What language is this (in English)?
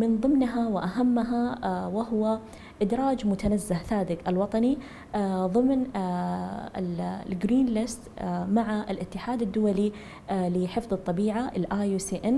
Arabic